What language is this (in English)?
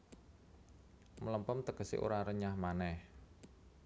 Javanese